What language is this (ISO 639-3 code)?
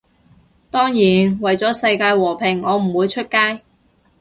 yue